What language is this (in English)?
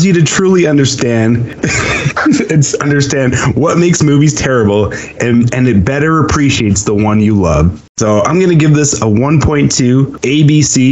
English